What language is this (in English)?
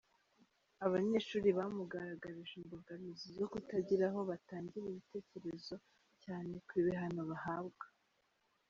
Kinyarwanda